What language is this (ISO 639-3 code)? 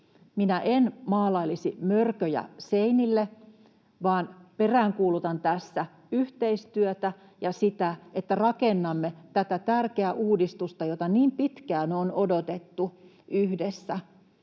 fin